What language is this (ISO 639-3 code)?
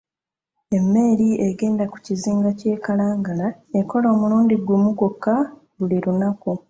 lug